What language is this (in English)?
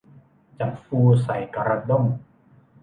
Thai